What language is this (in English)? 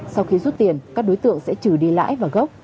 Vietnamese